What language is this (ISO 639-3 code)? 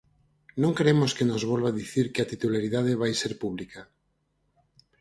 glg